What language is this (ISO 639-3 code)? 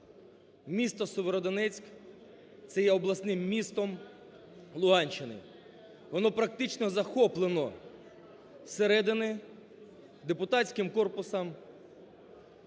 ukr